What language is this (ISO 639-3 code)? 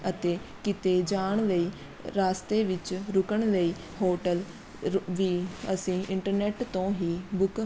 pan